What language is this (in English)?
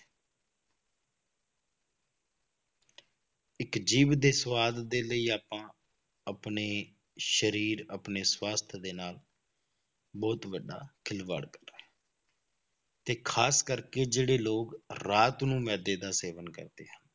Punjabi